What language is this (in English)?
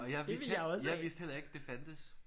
Danish